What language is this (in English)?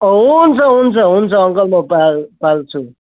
Nepali